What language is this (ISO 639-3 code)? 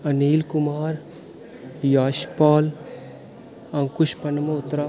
doi